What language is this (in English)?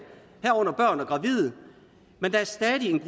Danish